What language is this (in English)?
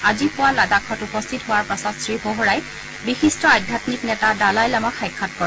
Assamese